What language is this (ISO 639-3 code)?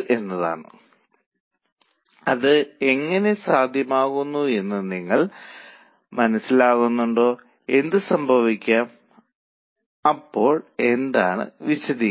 mal